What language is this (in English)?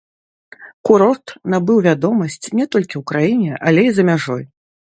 Belarusian